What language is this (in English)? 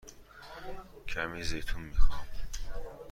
Persian